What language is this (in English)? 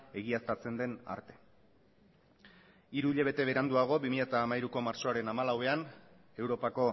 Basque